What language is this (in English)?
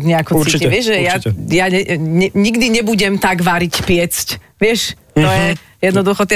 Slovak